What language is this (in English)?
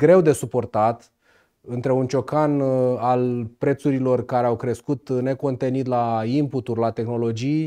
Romanian